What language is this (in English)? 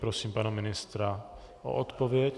Czech